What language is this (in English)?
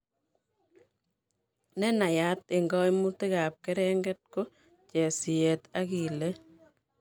Kalenjin